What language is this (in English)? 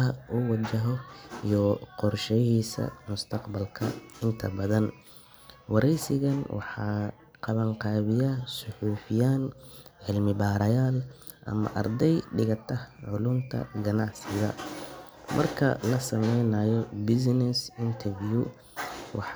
Somali